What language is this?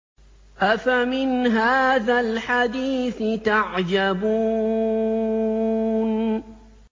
Arabic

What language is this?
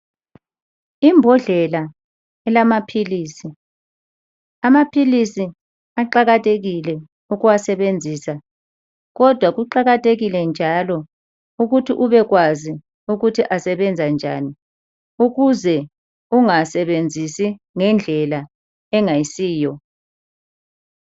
North Ndebele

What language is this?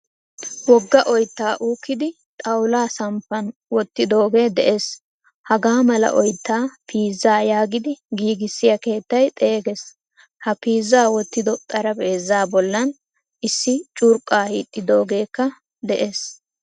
Wolaytta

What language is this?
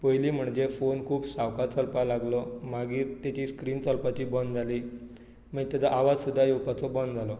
Konkani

